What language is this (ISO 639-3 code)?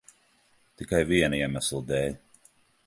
lav